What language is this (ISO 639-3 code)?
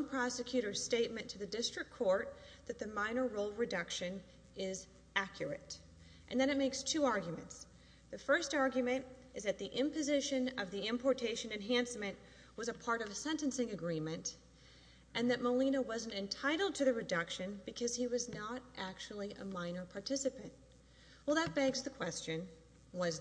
eng